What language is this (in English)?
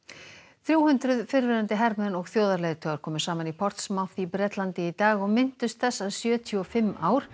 Icelandic